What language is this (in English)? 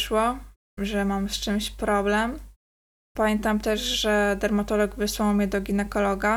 Polish